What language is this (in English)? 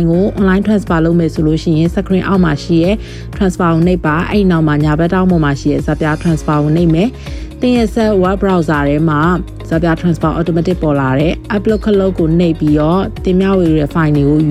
Thai